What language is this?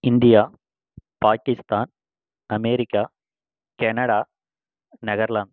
Tamil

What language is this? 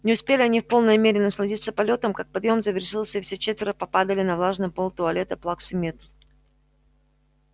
Russian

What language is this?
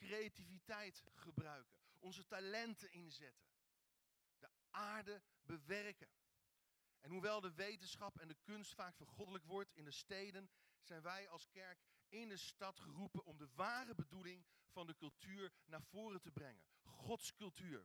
Dutch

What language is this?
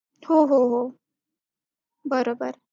Marathi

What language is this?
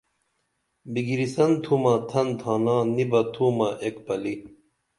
Dameli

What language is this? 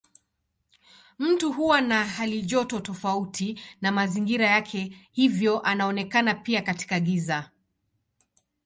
Swahili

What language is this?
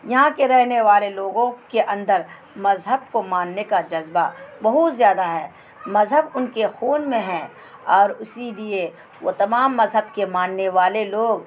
Urdu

